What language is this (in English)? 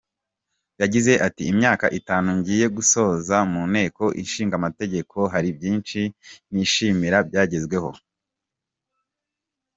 Kinyarwanda